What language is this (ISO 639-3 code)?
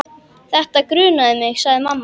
isl